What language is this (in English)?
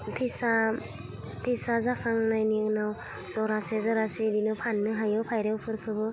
Bodo